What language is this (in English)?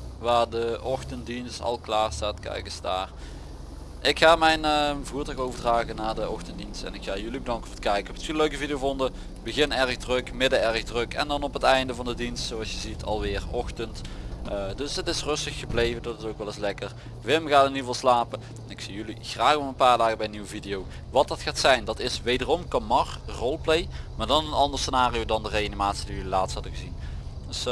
Dutch